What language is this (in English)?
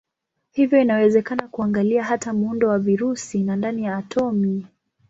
Swahili